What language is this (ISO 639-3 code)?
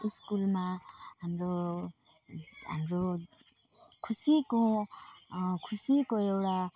nep